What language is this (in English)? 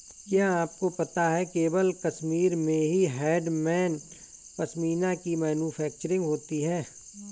Hindi